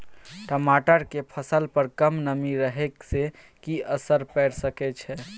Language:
Maithili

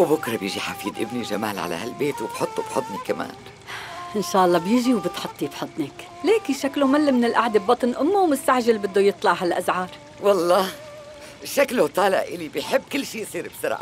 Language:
Arabic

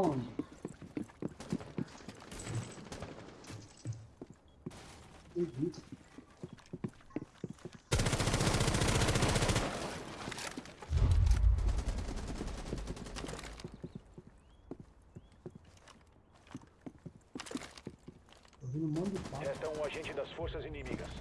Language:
Portuguese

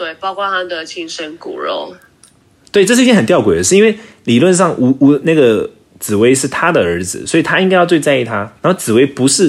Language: Chinese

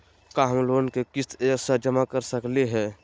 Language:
Magahi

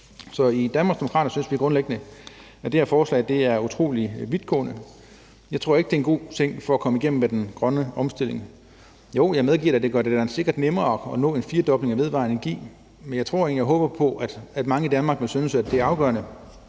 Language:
Danish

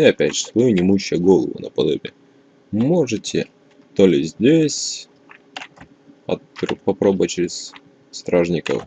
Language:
Russian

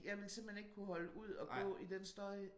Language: Danish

